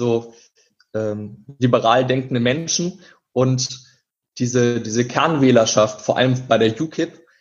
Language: German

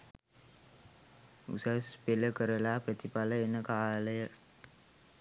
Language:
Sinhala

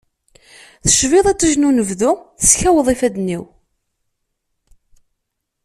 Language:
Kabyle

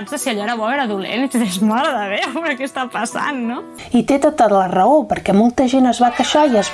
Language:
Catalan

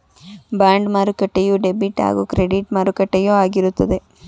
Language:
Kannada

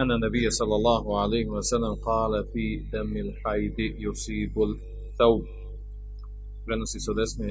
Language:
Croatian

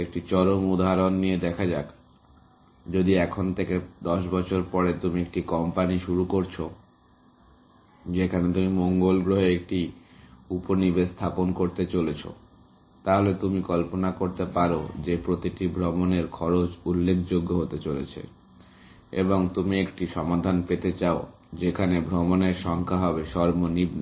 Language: Bangla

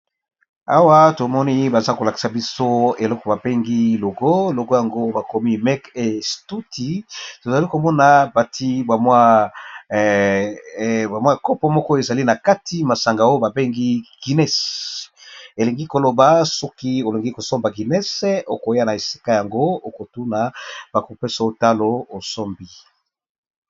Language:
Lingala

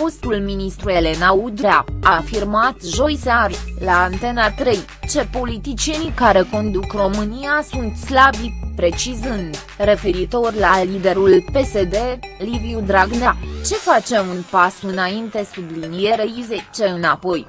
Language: Romanian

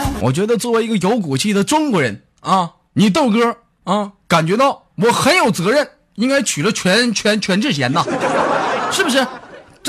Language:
Chinese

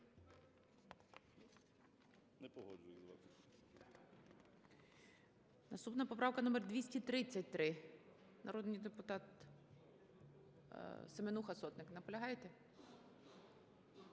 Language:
Ukrainian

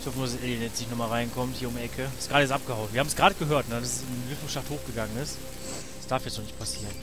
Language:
German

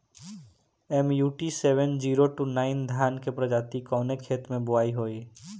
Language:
Bhojpuri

